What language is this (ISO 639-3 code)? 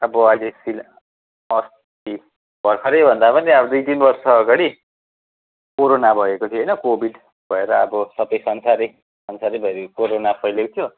nep